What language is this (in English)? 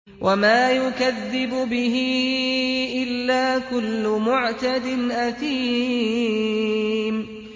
Arabic